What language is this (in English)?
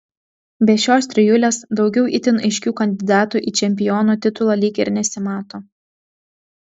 Lithuanian